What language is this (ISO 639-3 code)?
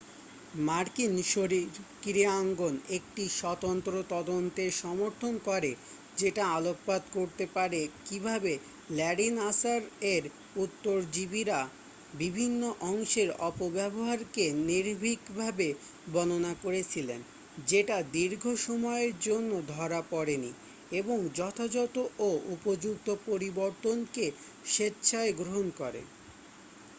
ben